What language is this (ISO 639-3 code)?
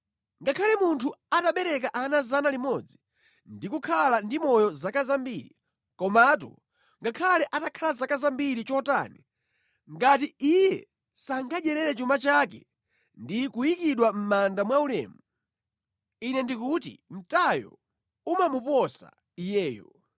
nya